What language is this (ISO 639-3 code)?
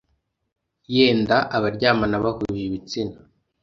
kin